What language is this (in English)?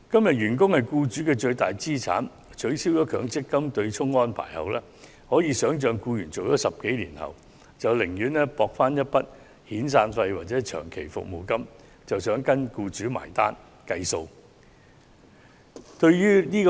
Cantonese